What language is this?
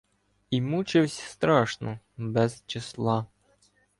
Ukrainian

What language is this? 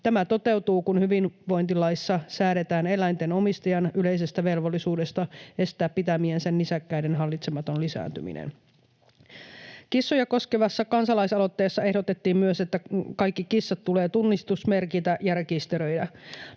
Finnish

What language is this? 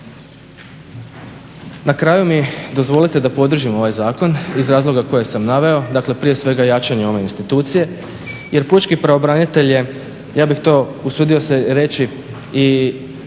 Croatian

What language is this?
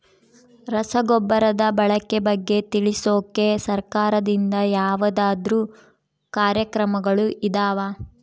Kannada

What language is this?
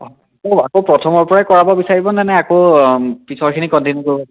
Assamese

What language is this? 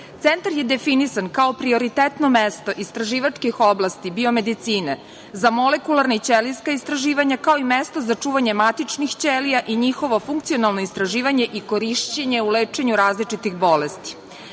Serbian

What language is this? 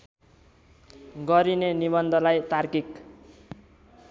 Nepali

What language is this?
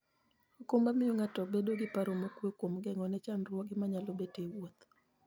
Luo (Kenya and Tanzania)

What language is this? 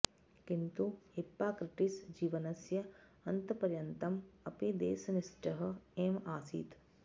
Sanskrit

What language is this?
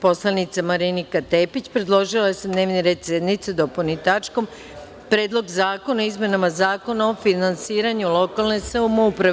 Serbian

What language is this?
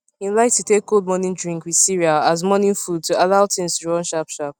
Nigerian Pidgin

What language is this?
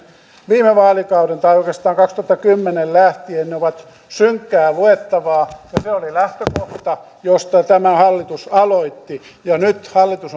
Finnish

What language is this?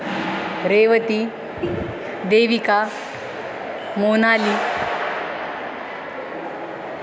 Sanskrit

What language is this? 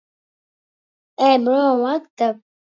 Latvian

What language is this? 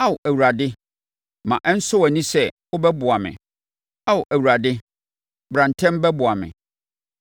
Akan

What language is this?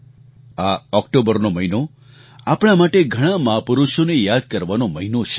Gujarati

